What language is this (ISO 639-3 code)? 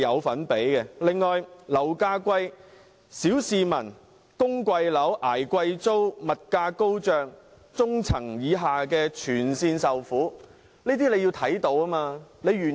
yue